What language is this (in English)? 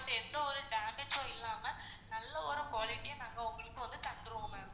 Tamil